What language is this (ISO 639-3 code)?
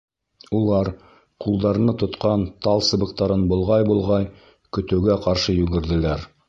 bak